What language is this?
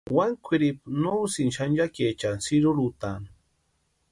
Western Highland Purepecha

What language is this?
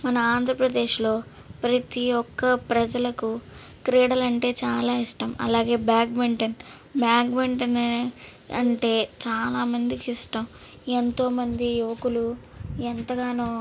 Telugu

